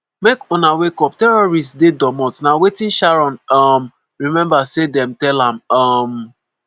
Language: Nigerian Pidgin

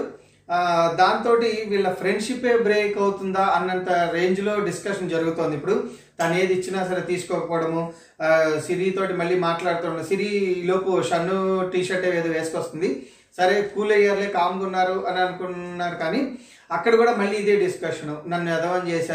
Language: Telugu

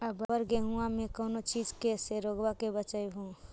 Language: Magahi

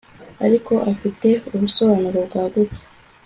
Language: Kinyarwanda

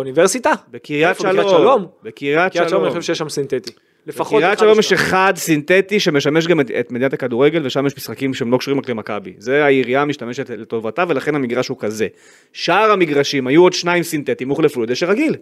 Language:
Hebrew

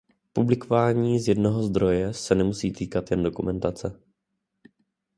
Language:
Czech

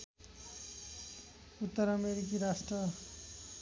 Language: Nepali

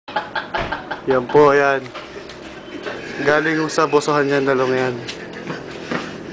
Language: Filipino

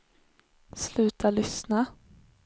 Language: Swedish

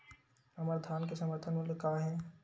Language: Chhattisgarhi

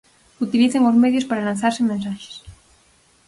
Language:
Galician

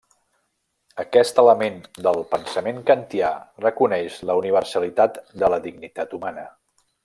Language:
Catalan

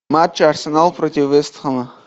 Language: Russian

